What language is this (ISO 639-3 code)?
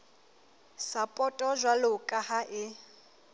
sot